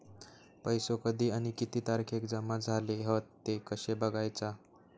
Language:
Marathi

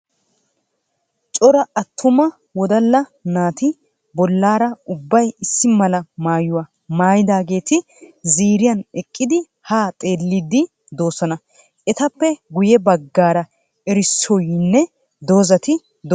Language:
Wolaytta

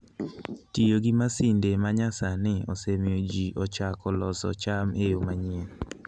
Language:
Luo (Kenya and Tanzania)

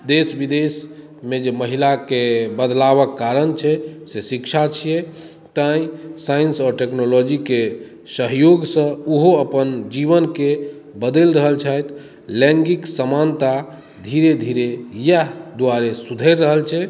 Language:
Maithili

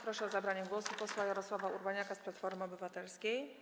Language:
Polish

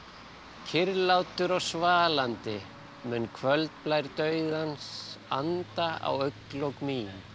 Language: Icelandic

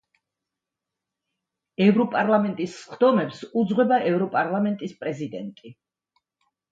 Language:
Georgian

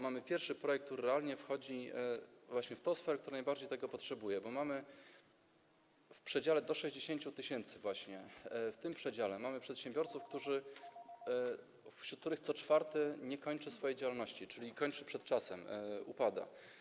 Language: Polish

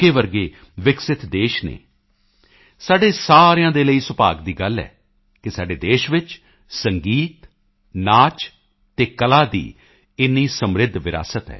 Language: Punjabi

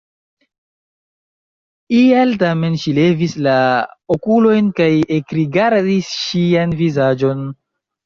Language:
Esperanto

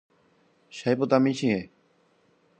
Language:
Guarani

